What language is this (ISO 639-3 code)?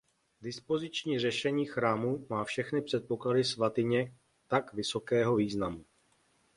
ces